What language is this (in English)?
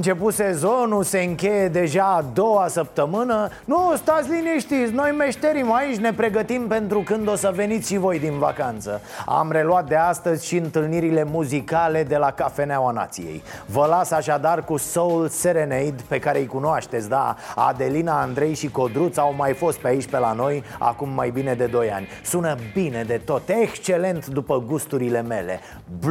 Romanian